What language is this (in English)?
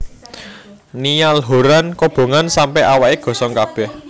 Javanese